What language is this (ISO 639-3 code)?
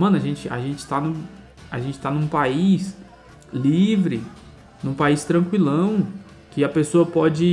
por